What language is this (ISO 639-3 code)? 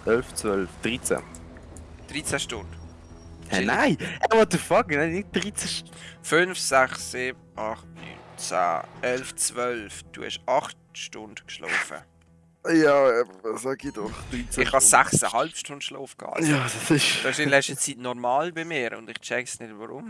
deu